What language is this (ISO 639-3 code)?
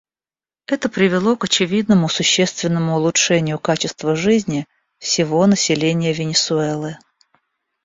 rus